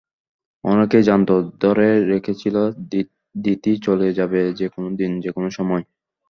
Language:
Bangla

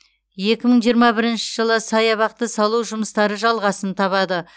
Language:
Kazakh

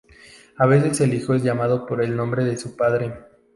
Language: Spanish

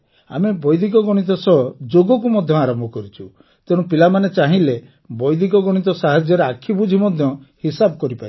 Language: Odia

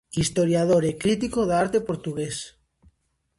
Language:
Galician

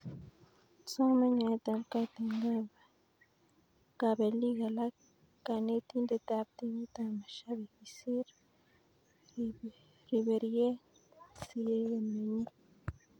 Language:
Kalenjin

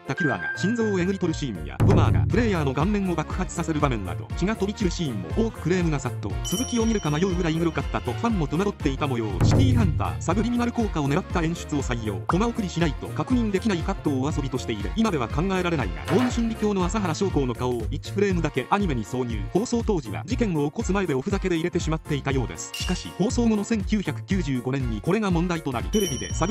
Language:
Japanese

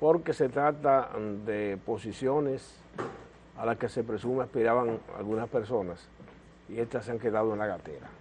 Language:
Spanish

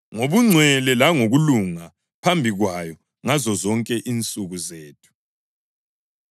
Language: North Ndebele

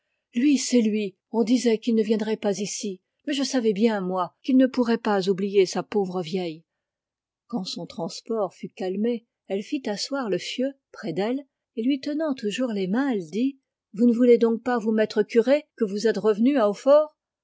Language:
French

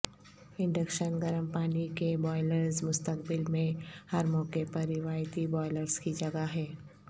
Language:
Urdu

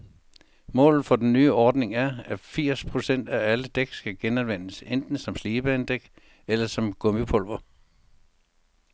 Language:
Danish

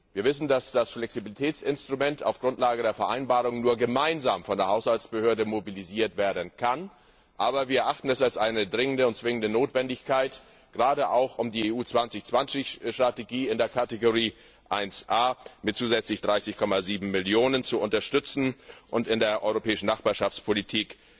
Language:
German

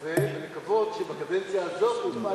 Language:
Hebrew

